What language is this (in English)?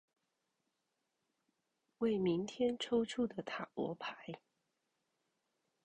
Chinese